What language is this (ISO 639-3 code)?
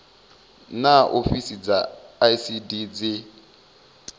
ven